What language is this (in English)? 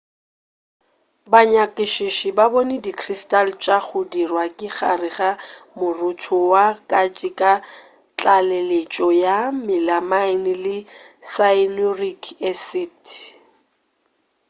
Northern Sotho